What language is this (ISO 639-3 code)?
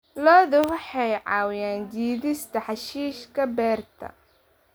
som